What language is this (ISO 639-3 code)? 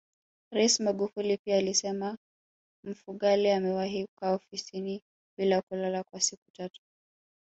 swa